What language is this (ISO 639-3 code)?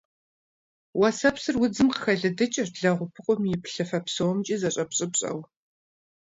kbd